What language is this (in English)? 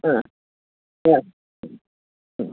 Sanskrit